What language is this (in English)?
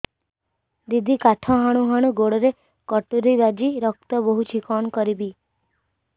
Odia